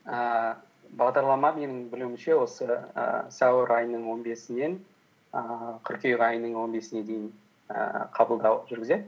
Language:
Kazakh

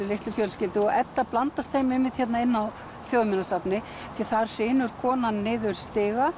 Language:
Icelandic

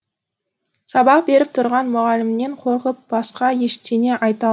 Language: Kazakh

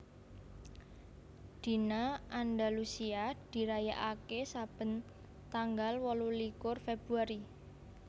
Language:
Javanese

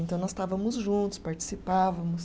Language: Portuguese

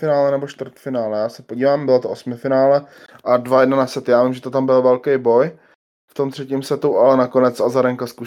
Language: Czech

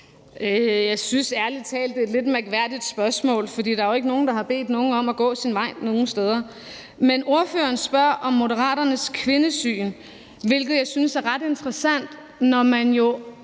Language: Danish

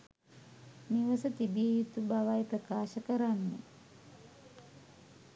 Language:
Sinhala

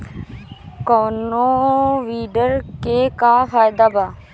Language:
Bhojpuri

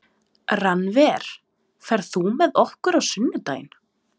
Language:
Icelandic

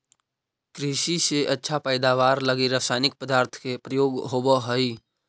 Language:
Magahi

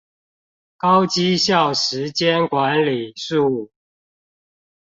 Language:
Chinese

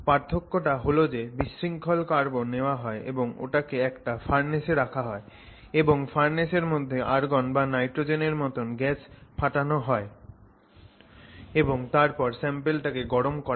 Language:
Bangla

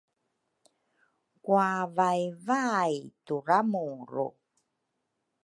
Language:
Rukai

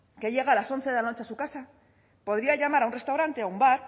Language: Spanish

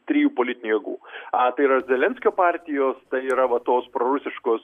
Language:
Lithuanian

